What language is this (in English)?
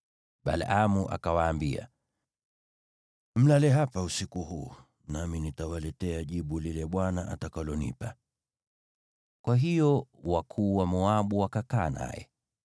Swahili